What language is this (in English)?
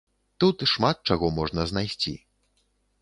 Belarusian